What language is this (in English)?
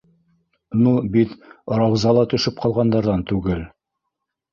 Bashkir